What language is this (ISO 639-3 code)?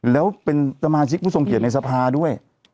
tha